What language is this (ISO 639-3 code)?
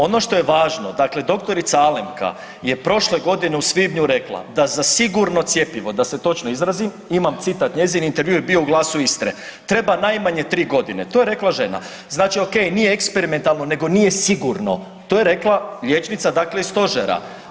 hrv